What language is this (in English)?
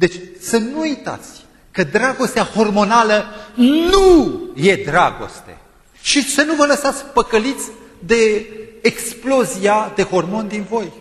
Romanian